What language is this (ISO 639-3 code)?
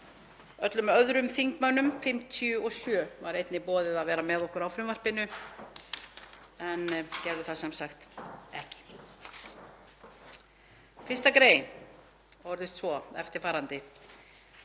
isl